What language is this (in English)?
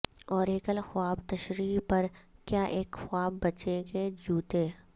Urdu